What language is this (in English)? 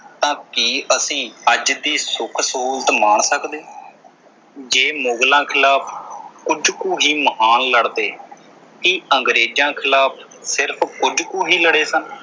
Punjabi